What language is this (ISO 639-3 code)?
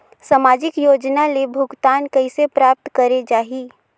hne